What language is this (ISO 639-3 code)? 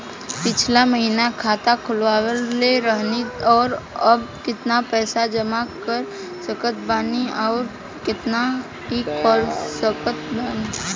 bho